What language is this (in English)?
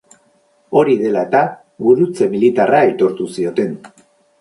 Basque